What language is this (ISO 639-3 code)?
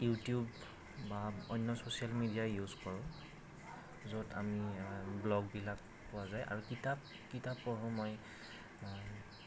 asm